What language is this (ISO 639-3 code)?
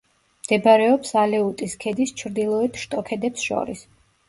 kat